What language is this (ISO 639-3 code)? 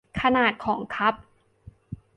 tha